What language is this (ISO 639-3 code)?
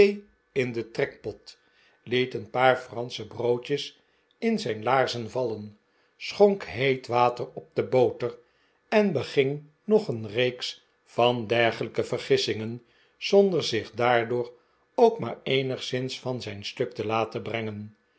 nld